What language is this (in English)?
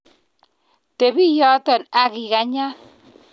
Kalenjin